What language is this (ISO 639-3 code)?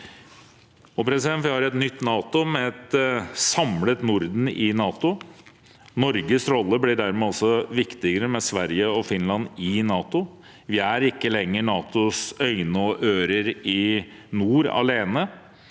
nor